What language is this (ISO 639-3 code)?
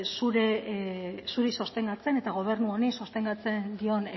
eus